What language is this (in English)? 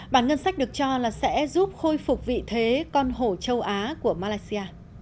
Vietnamese